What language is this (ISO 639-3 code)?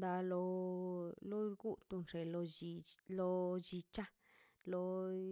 zpy